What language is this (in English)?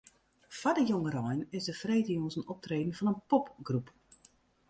Western Frisian